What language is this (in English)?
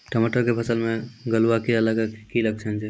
Maithili